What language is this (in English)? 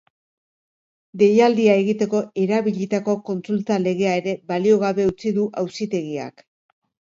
Basque